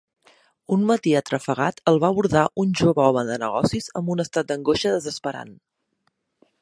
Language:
Catalan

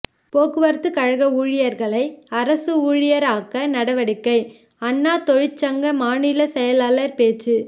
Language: Tamil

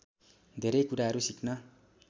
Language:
Nepali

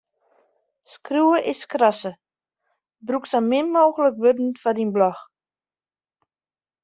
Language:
Western Frisian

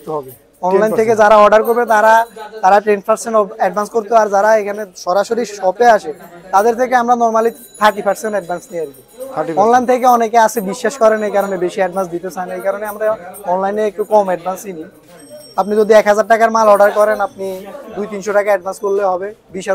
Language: Turkish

